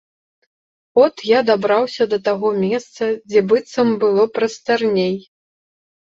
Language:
Belarusian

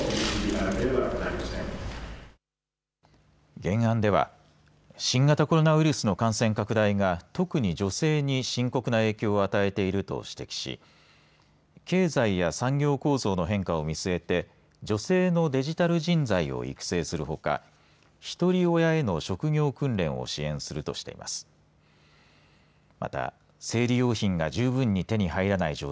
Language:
Japanese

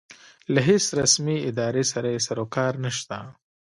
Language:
Pashto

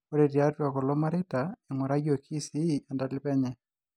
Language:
Masai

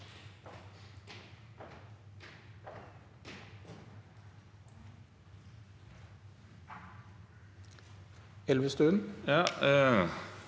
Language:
Norwegian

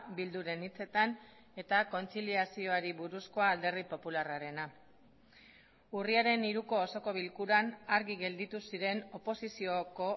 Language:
Basque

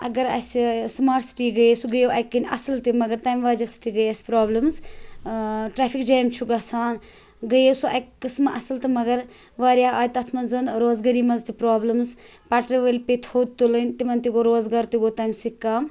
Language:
Kashmiri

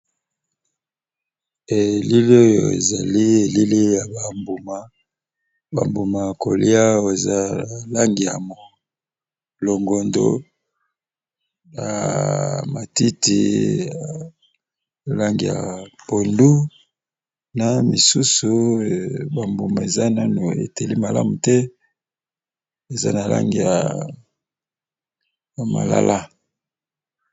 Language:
Lingala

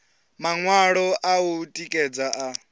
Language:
Venda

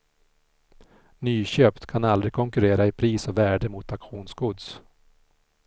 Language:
Swedish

